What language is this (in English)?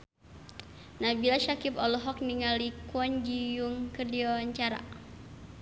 Sundanese